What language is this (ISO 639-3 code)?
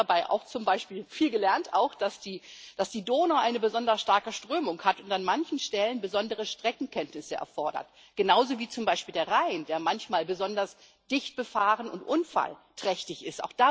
deu